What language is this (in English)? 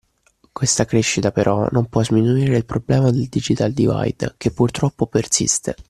Italian